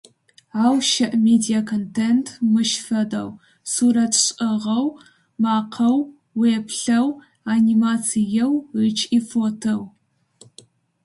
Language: Adyghe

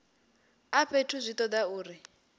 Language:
Venda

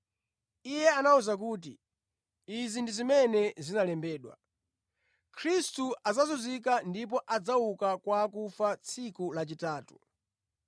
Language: Nyanja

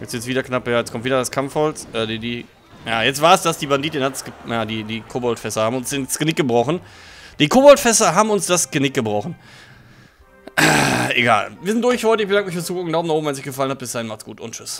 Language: German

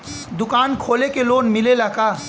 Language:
Bhojpuri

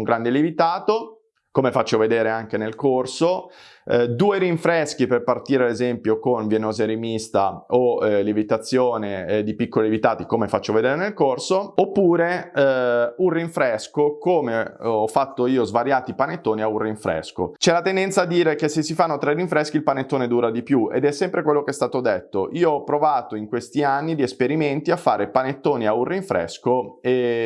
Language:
Italian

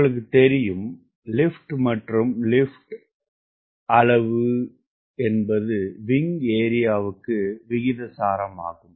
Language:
Tamil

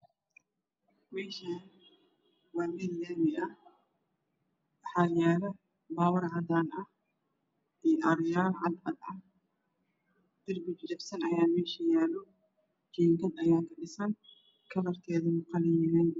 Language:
Somali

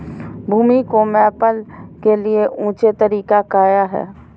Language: Magahi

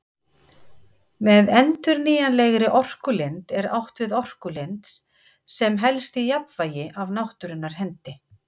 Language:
Icelandic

